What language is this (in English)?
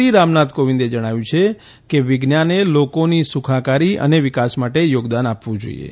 Gujarati